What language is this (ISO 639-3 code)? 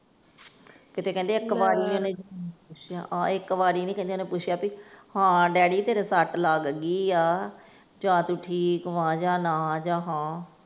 pan